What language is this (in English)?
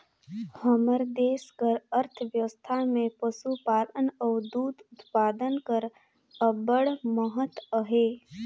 Chhattisgarhi